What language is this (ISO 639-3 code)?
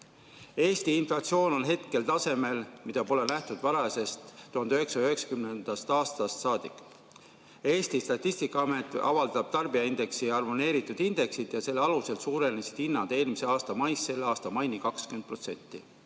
est